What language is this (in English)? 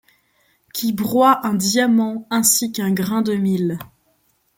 French